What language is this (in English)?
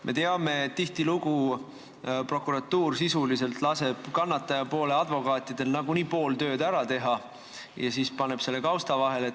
Estonian